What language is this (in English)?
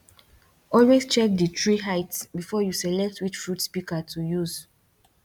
Nigerian Pidgin